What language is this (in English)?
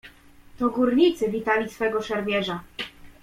Polish